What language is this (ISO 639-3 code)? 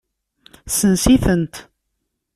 kab